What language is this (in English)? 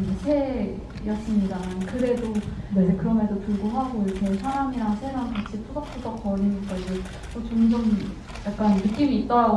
Korean